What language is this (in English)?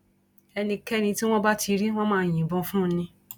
Yoruba